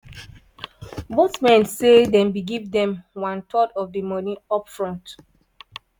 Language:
Nigerian Pidgin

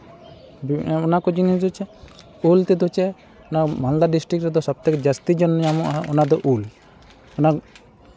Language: Santali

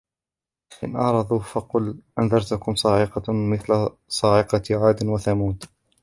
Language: Arabic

